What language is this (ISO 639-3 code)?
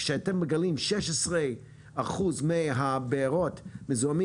heb